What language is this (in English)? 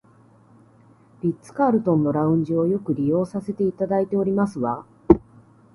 Japanese